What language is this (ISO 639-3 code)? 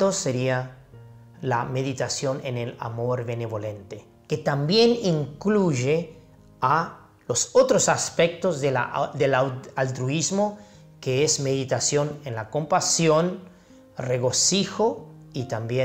spa